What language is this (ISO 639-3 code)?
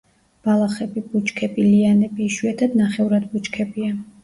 kat